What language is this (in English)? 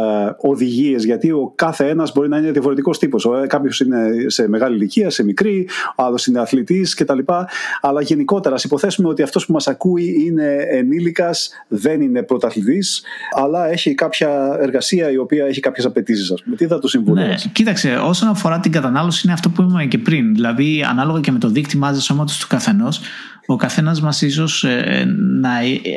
Greek